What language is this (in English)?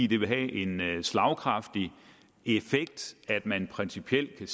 Danish